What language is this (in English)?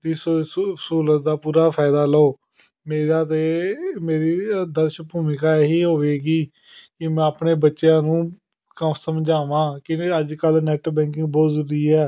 Punjabi